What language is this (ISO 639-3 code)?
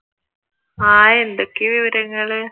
mal